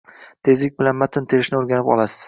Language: Uzbek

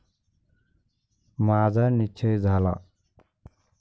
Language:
Marathi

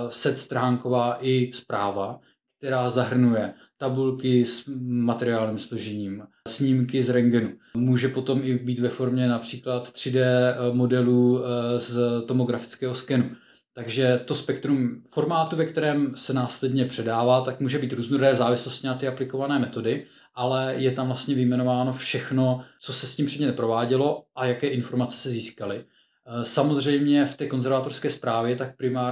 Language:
Czech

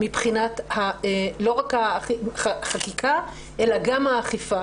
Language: Hebrew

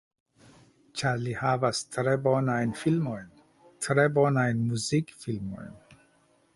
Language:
Esperanto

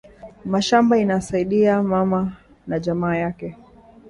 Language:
Swahili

